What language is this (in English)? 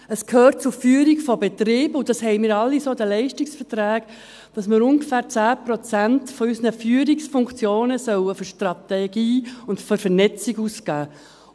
Swiss German